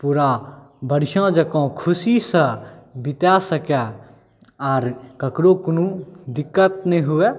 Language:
Maithili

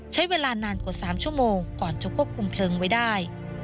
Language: Thai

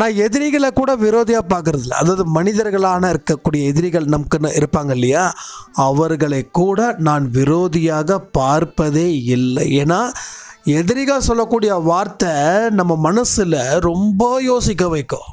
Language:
Thai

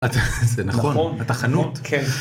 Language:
Hebrew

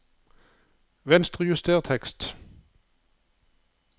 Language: Norwegian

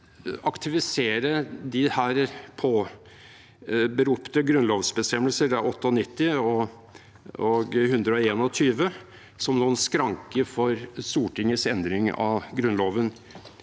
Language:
Norwegian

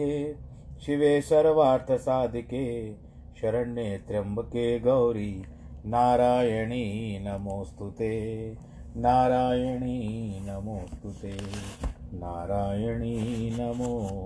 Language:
Hindi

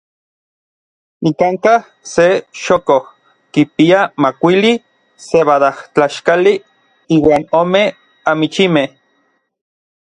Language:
Orizaba Nahuatl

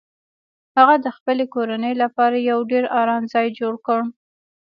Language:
Pashto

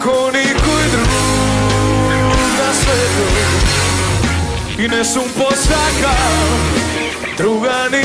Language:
Greek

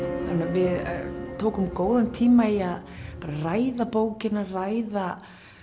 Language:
Icelandic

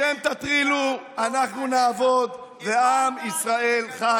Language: Hebrew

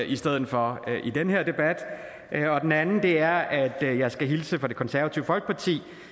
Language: Danish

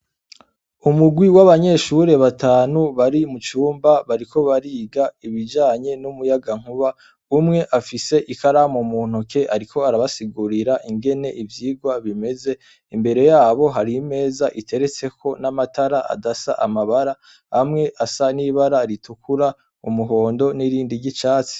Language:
Rundi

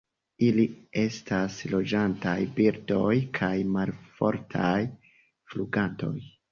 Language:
Esperanto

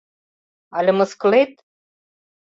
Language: Mari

